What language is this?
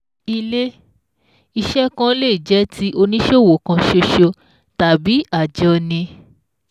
Yoruba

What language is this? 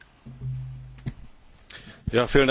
German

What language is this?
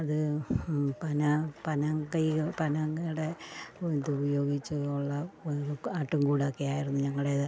Malayalam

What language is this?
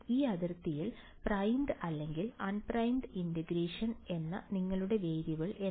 Malayalam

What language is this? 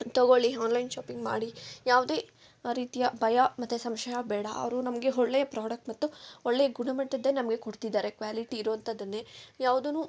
Kannada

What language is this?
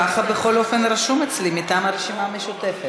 Hebrew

